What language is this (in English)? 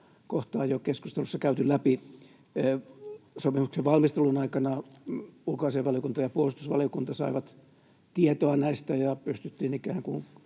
Finnish